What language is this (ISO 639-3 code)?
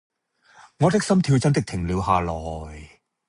yue